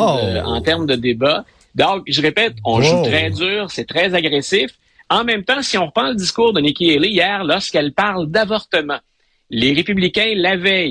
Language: French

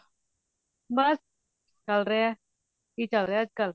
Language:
Punjabi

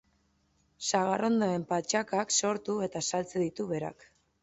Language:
Basque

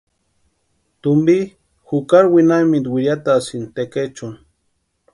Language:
Western Highland Purepecha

